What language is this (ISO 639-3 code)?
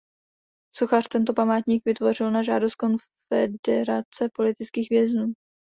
ces